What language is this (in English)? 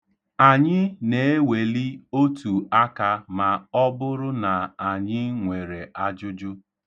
Igbo